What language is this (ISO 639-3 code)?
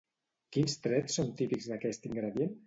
cat